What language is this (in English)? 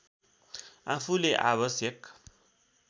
Nepali